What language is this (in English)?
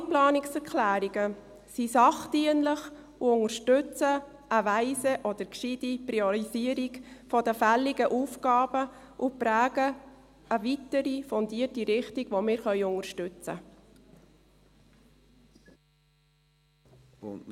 Swiss German